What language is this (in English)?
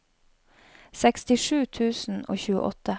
Norwegian